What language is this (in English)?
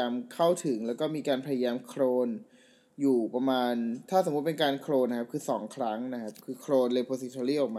Thai